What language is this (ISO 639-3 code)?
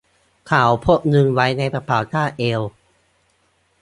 tha